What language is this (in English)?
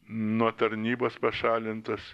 Lithuanian